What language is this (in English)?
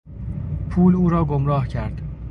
Persian